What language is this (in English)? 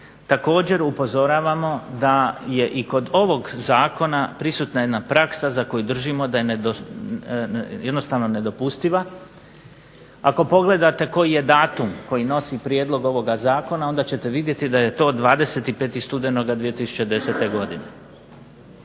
Croatian